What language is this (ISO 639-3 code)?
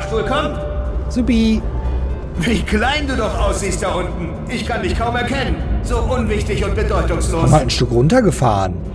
deu